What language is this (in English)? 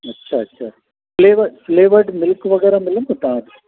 Sindhi